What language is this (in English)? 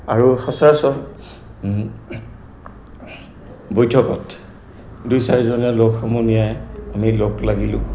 Assamese